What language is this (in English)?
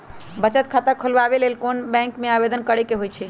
Magahi